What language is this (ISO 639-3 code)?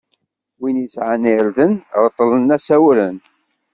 kab